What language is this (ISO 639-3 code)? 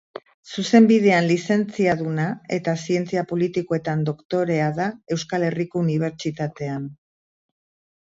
eus